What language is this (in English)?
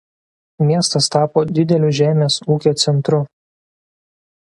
Lithuanian